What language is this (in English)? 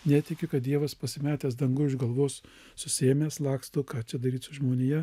Lithuanian